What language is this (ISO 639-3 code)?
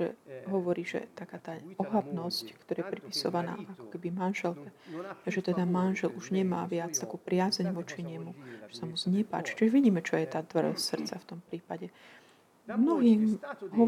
slk